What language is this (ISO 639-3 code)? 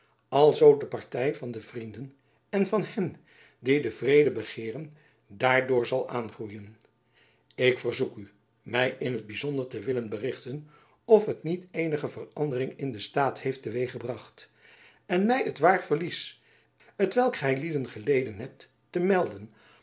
nld